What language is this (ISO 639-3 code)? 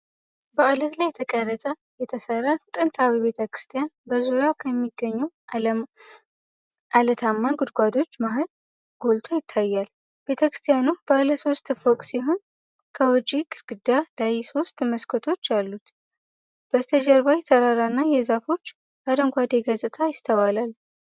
amh